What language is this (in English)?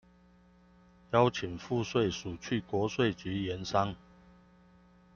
Chinese